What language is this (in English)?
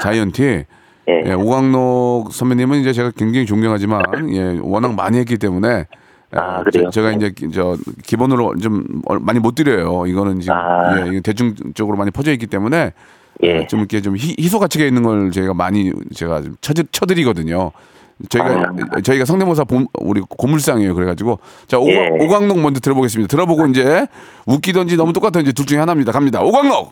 Korean